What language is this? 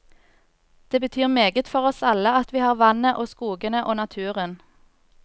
Norwegian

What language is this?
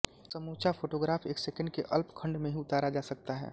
Hindi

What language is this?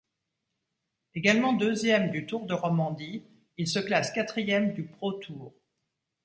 French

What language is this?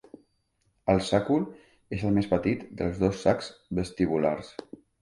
Catalan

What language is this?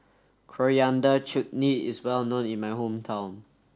English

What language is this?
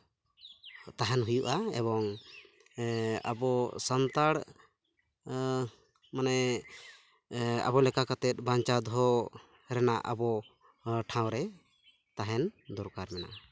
Santali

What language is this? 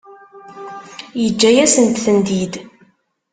Kabyle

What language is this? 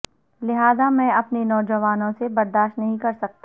Urdu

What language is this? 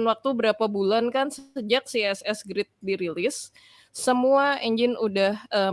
Indonesian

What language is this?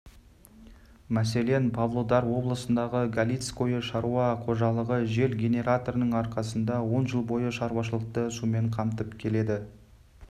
Kazakh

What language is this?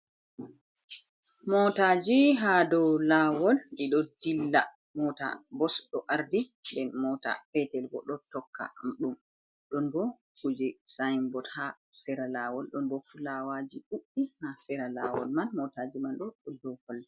Fula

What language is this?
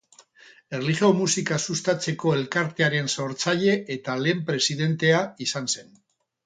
Basque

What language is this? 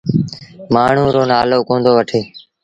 Sindhi Bhil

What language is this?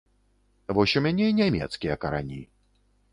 Belarusian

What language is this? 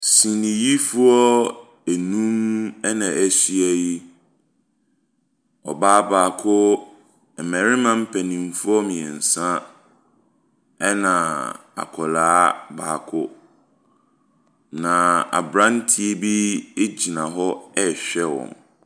Akan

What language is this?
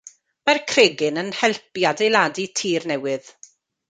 Welsh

